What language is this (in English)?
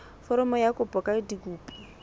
Southern Sotho